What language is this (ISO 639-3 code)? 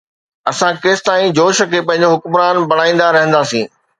snd